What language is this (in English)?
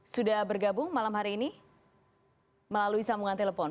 Indonesian